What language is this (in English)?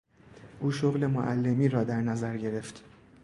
Persian